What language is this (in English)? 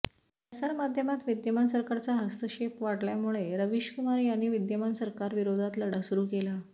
Marathi